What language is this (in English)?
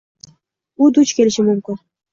Uzbek